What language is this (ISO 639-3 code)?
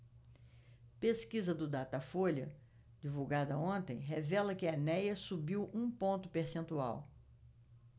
por